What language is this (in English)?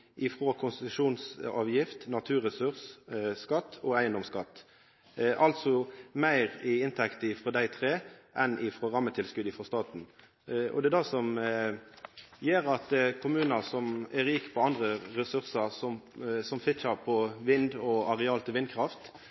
Norwegian Nynorsk